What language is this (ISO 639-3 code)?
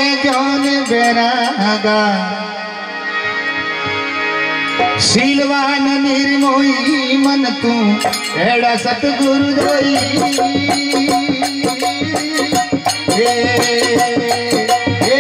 ara